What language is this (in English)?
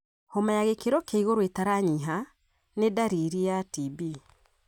Kikuyu